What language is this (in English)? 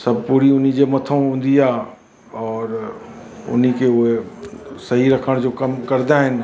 Sindhi